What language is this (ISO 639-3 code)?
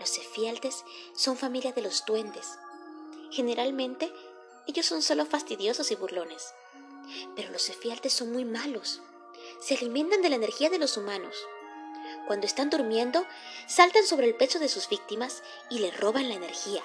spa